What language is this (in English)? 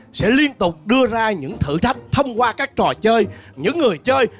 Vietnamese